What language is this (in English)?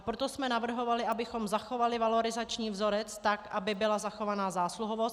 Czech